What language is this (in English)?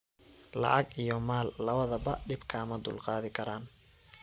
Somali